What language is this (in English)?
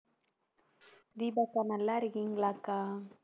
Tamil